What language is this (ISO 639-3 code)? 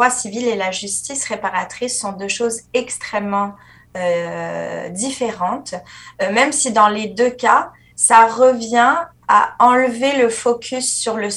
fra